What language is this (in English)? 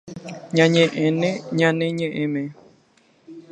Guarani